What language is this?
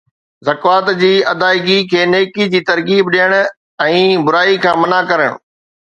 Sindhi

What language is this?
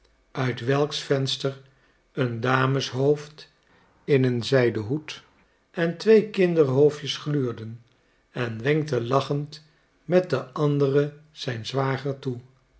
Dutch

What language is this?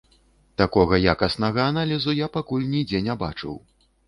Belarusian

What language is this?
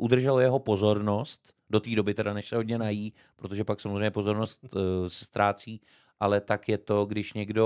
Czech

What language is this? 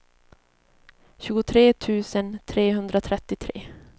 Swedish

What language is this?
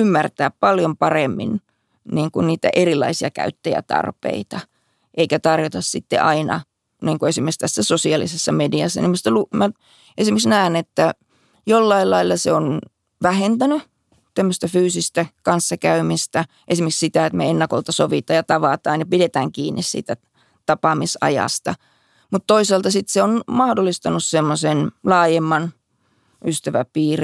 Finnish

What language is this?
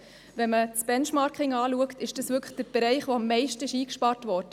Swiss German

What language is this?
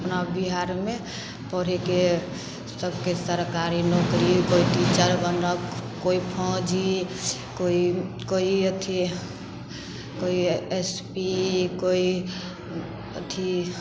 Maithili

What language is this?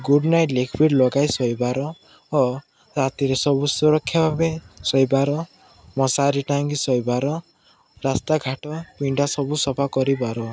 Odia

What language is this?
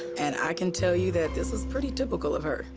English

